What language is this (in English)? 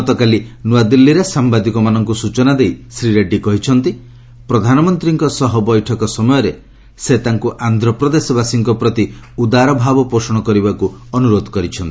Odia